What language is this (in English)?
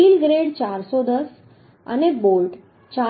Gujarati